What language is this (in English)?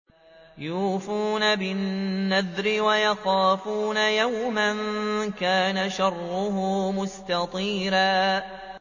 Arabic